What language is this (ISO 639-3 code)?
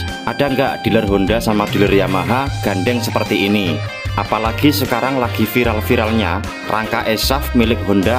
ind